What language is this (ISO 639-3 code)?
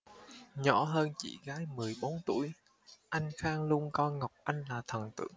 vie